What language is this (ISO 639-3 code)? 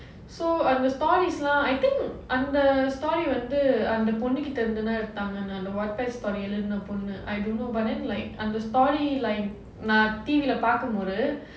eng